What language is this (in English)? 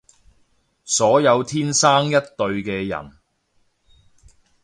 Cantonese